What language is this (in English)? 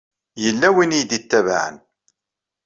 Kabyle